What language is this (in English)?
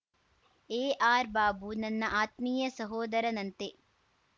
Kannada